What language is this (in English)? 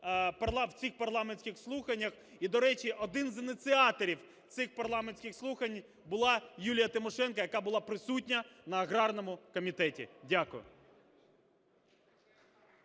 Ukrainian